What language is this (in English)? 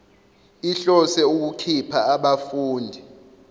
Zulu